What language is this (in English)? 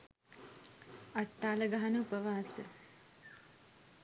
Sinhala